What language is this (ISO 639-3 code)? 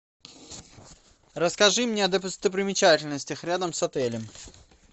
rus